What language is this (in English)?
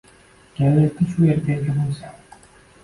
Uzbek